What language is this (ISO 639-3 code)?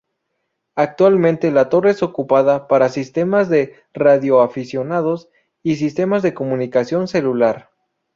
spa